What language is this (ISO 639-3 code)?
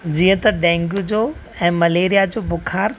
snd